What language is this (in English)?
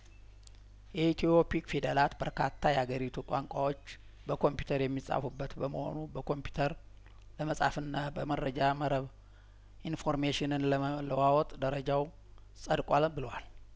Amharic